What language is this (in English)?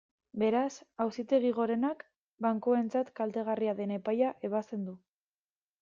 Basque